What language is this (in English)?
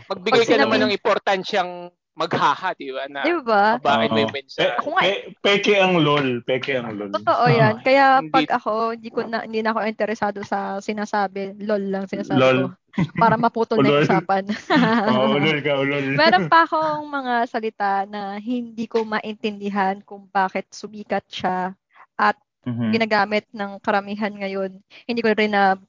Filipino